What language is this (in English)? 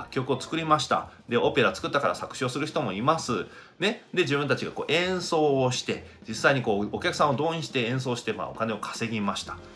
Japanese